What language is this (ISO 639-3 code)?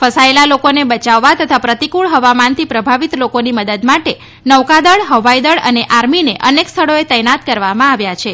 guj